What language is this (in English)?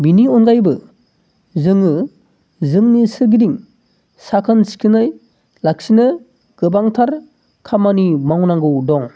Bodo